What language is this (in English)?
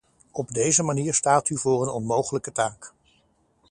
Dutch